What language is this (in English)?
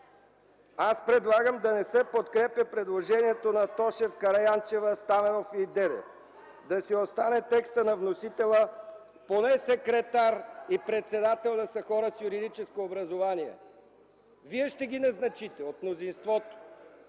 Bulgarian